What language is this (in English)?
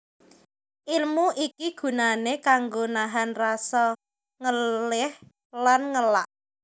Javanese